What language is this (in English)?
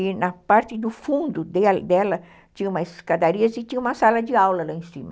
Portuguese